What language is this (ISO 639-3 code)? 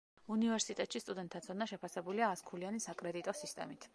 kat